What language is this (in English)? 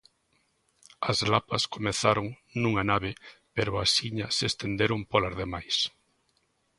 Galician